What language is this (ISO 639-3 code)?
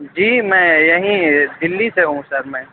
urd